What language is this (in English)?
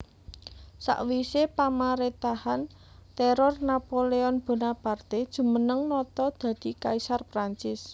Javanese